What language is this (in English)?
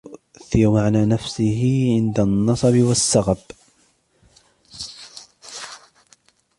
Arabic